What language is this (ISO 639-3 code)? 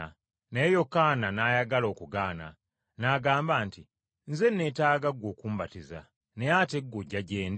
lug